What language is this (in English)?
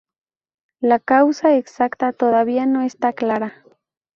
Spanish